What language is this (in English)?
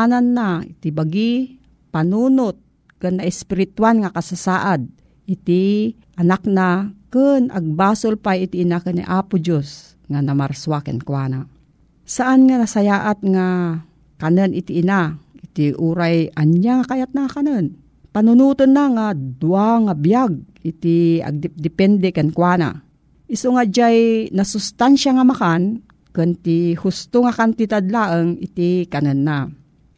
Filipino